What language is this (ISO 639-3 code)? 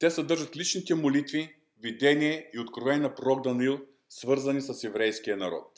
bul